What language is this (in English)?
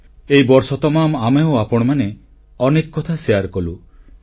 Odia